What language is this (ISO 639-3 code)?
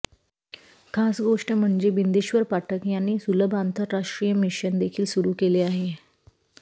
mar